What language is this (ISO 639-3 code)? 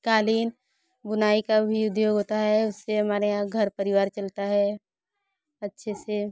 hin